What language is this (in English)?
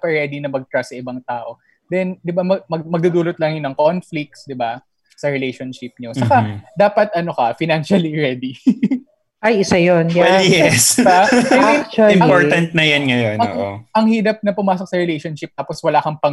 Filipino